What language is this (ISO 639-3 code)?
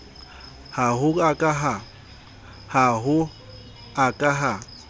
sot